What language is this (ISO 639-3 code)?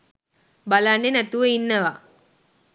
sin